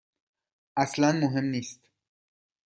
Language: Persian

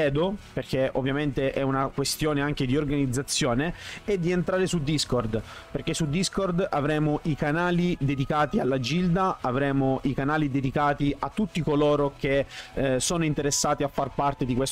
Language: Italian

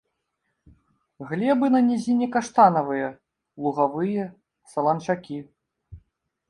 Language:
Belarusian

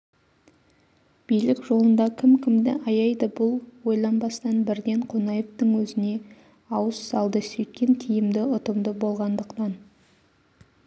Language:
Kazakh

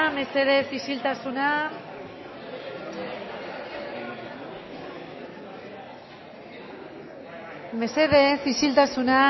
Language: Basque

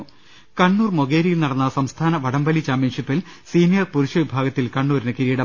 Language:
Malayalam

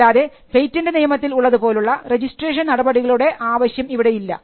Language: Malayalam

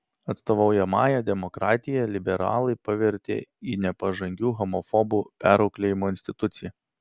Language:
Lithuanian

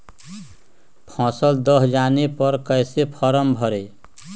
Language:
Magahi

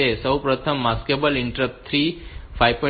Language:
Gujarati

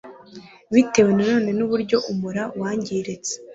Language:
Kinyarwanda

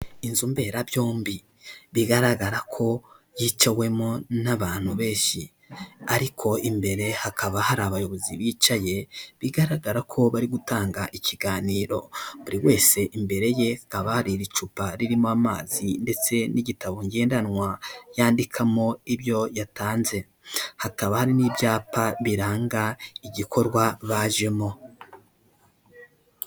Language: Kinyarwanda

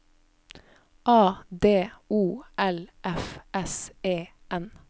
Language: Norwegian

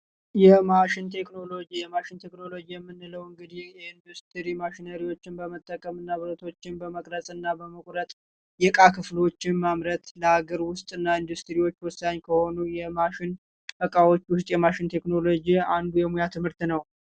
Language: Amharic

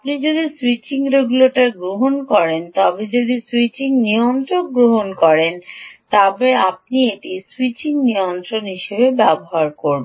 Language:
Bangla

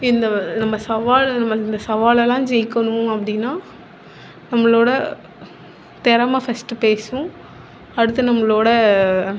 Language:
Tamil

